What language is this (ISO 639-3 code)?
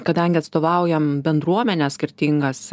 lit